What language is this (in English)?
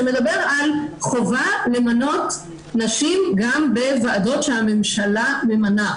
Hebrew